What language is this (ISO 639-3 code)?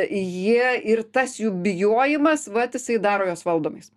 lit